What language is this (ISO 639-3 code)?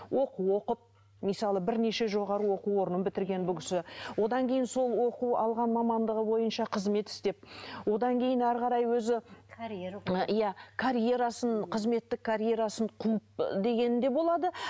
kaz